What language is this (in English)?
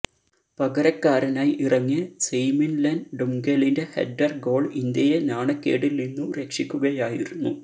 Malayalam